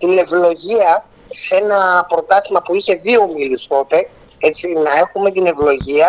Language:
Greek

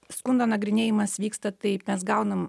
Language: Lithuanian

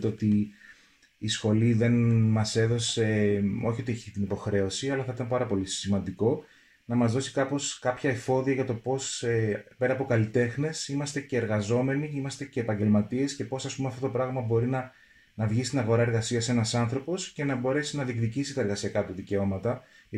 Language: Greek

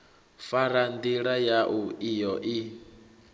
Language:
Venda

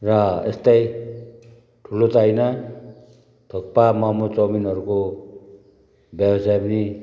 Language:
Nepali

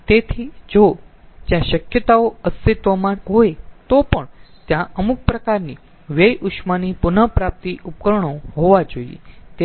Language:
Gujarati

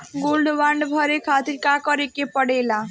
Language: Bhojpuri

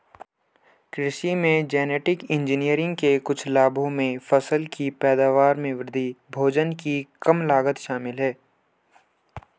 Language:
Hindi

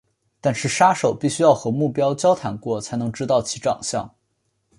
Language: Chinese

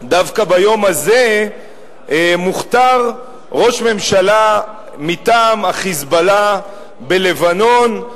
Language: Hebrew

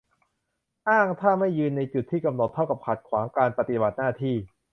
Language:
Thai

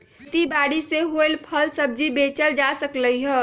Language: Magahi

